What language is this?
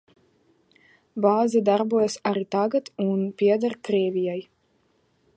Latvian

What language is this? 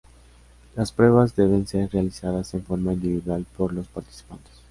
Spanish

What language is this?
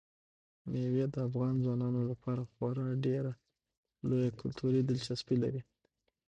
Pashto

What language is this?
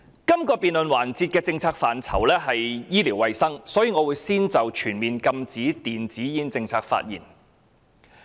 Cantonese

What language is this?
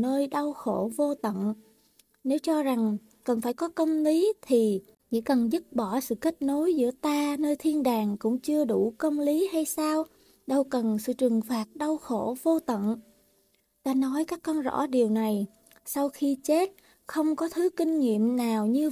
Vietnamese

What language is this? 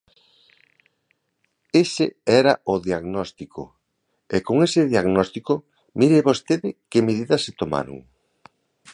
Galician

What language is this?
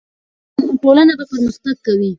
Pashto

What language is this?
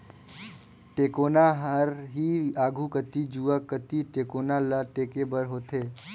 Chhattisgarhi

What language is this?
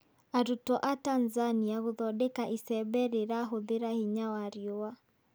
Kikuyu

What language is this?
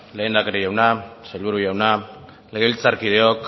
Basque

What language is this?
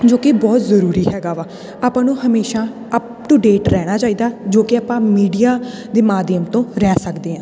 Punjabi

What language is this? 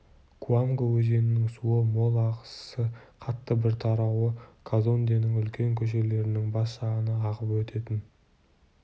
Kazakh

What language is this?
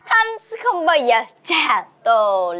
Vietnamese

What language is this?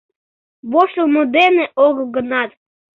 Mari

